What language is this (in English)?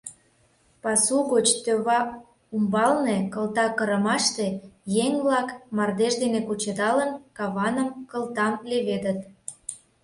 Mari